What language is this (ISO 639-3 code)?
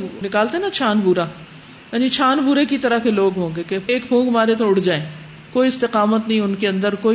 urd